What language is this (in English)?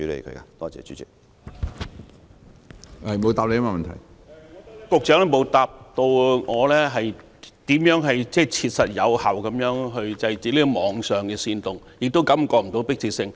Cantonese